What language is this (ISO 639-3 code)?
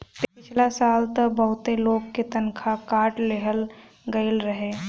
bho